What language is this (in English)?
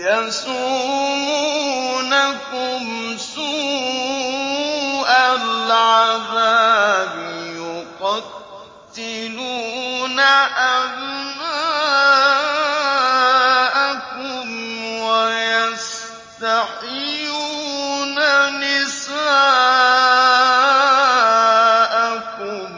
Arabic